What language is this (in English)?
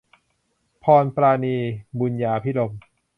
Thai